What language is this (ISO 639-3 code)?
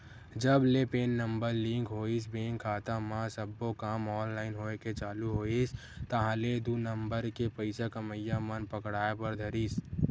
hne